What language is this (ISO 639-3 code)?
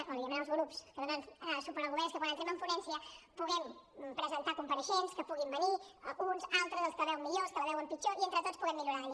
cat